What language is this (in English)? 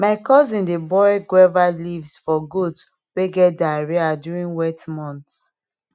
Nigerian Pidgin